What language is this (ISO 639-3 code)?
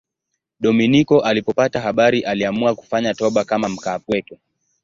swa